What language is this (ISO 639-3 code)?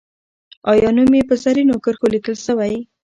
pus